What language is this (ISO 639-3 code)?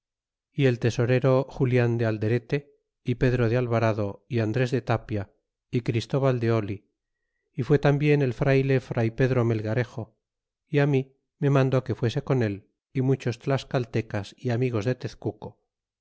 spa